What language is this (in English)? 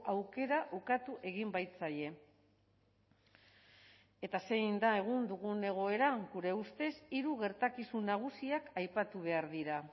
Basque